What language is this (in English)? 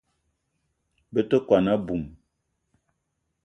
Eton (Cameroon)